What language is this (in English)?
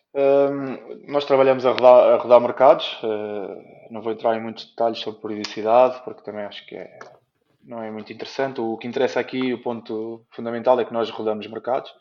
Portuguese